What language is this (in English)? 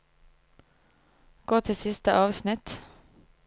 Norwegian